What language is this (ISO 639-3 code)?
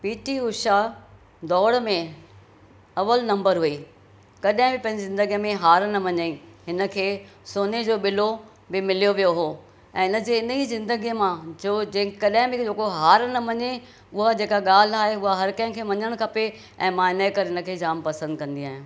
snd